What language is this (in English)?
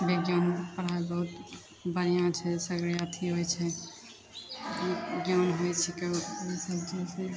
Maithili